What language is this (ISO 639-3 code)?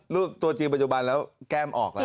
tha